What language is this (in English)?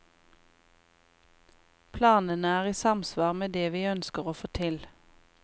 Norwegian